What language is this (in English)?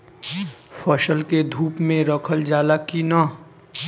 Bhojpuri